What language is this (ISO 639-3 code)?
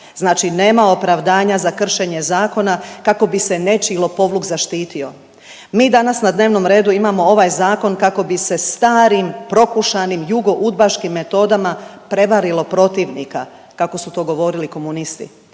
hrv